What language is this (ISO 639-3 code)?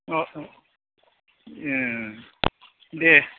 brx